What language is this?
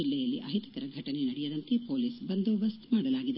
Kannada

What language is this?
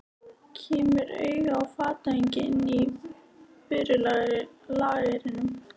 Icelandic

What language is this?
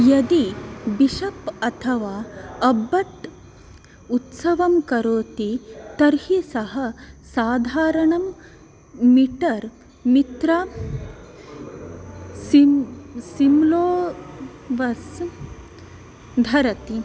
Sanskrit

